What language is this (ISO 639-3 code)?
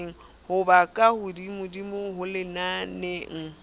sot